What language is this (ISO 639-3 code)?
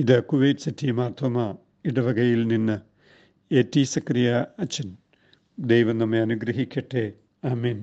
mal